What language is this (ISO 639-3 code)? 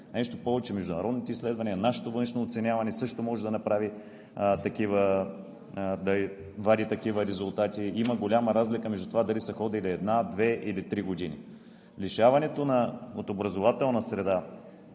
bul